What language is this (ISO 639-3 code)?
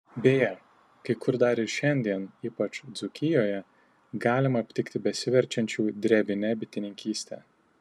lit